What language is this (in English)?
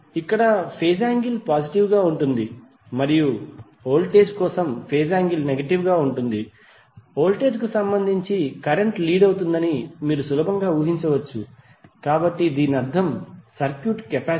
Telugu